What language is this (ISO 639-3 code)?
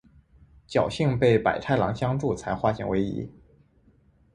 zho